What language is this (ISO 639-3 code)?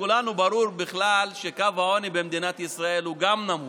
heb